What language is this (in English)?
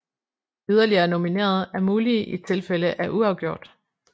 Danish